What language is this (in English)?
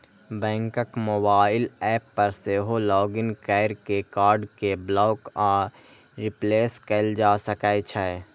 Maithili